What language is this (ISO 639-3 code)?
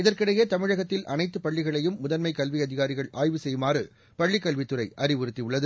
tam